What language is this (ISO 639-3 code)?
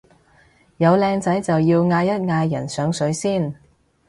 yue